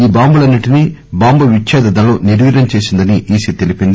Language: Telugu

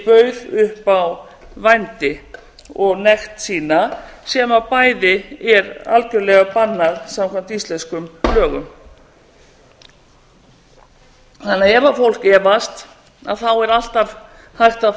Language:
Icelandic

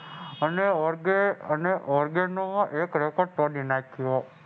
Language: Gujarati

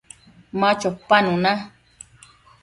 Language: Matsés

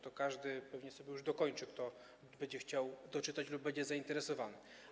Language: Polish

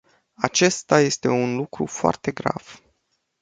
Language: Romanian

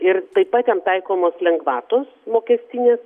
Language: Lithuanian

